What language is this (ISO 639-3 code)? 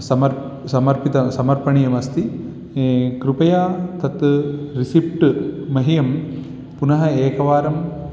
san